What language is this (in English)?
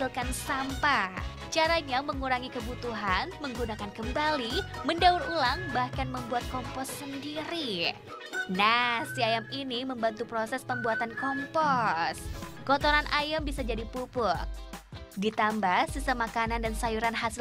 Indonesian